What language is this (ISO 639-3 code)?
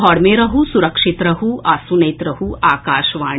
mai